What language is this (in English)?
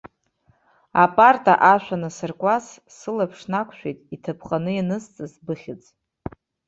Abkhazian